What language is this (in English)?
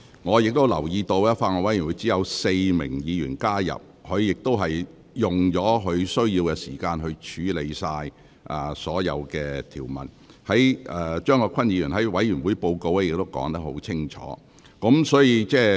Cantonese